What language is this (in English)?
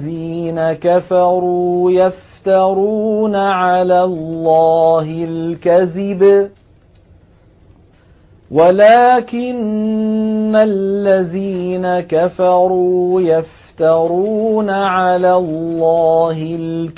Arabic